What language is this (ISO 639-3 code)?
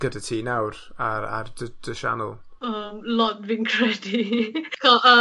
cym